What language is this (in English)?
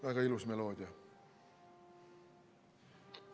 Estonian